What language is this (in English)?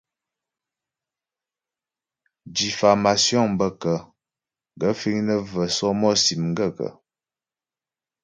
Ghomala